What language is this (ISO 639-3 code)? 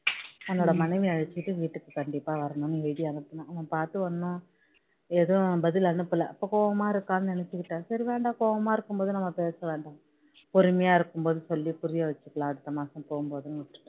tam